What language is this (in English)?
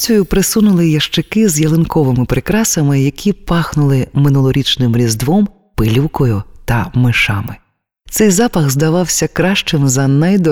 Ukrainian